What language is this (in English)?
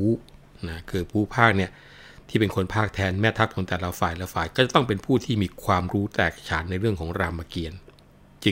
Thai